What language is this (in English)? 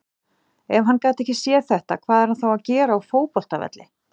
Icelandic